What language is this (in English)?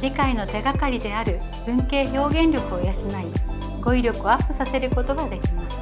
Japanese